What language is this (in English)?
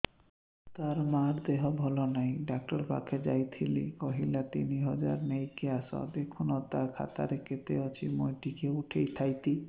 Odia